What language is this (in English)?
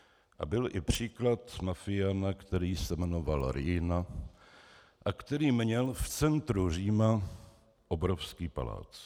Czech